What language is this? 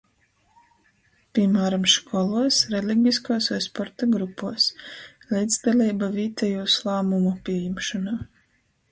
Latgalian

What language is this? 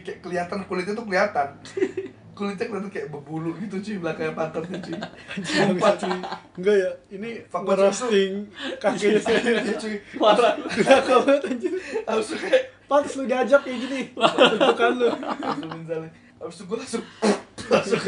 Indonesian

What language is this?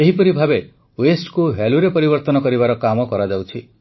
Odia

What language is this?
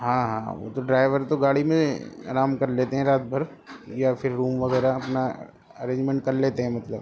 Urdu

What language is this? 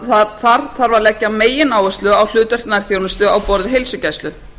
Icelandic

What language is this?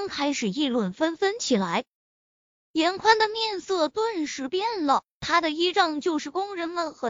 Chinese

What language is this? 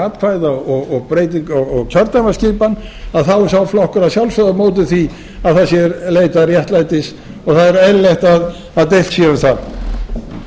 Icelandic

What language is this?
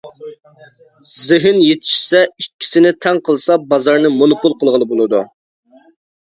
Uyghur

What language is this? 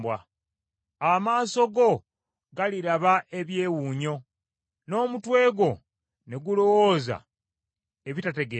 Ganda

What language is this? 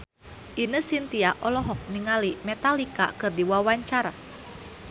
Sundanese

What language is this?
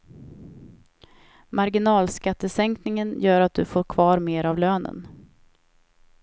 Swedish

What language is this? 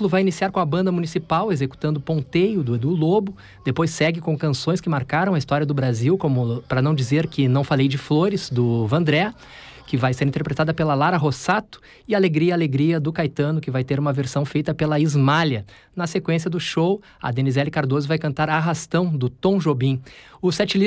Portuguese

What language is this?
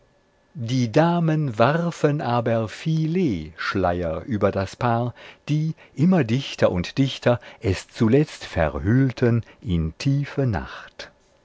German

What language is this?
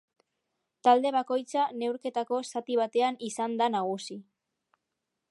Basque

